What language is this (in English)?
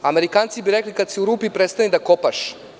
Serbian